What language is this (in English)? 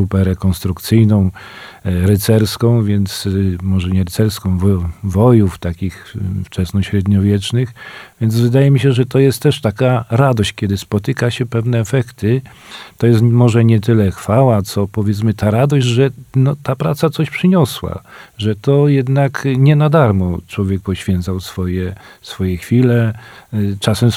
Polish